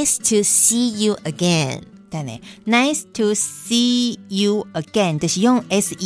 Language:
Chinese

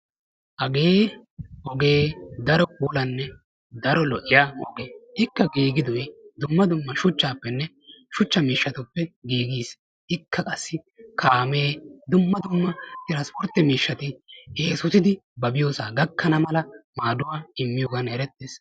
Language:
Wolaytta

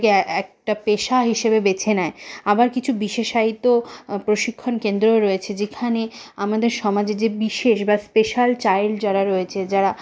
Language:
Bangla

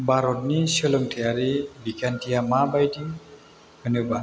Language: Bodo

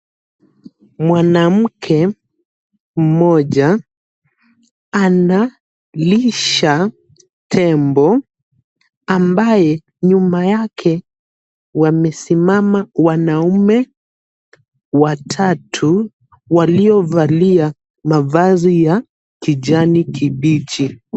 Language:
Swahili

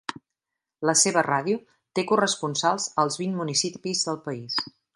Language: Catalan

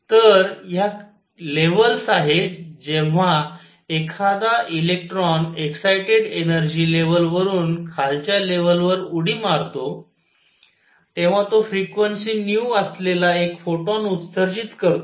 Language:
Marathi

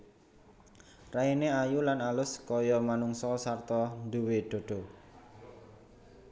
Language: Javanese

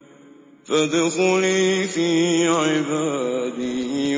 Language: Arabic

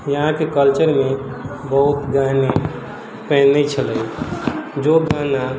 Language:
Maithili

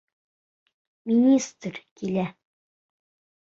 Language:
Bashkir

